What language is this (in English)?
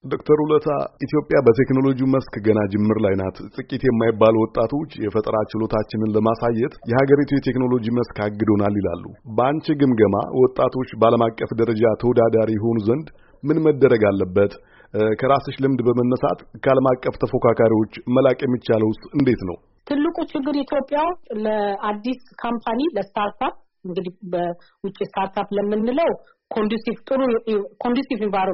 Amharic